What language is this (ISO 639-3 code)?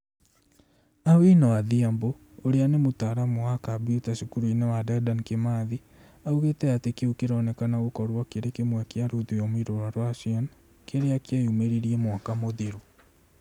kik